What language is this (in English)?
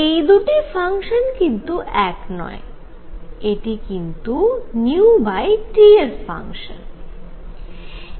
Bangla